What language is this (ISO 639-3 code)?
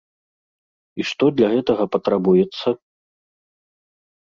bel